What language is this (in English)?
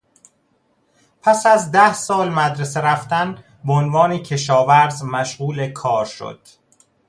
Persian